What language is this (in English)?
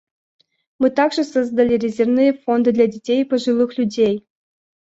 Russian